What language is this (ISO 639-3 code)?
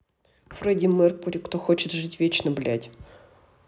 rus